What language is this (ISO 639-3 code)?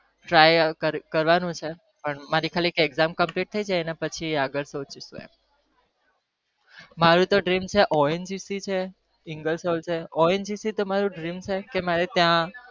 guj